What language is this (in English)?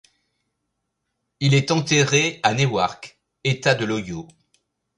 French